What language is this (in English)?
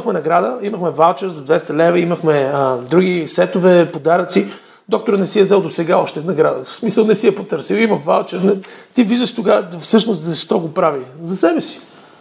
Bulgarian